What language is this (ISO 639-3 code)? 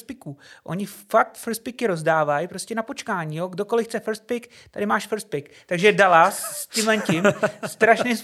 ces